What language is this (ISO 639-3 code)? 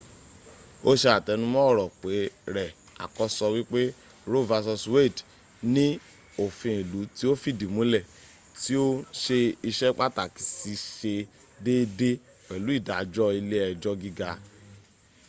yor